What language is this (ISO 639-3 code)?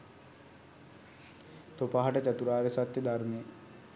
sin